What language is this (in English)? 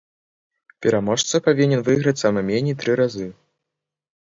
Belarusian